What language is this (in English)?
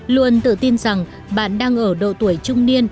Vietnamese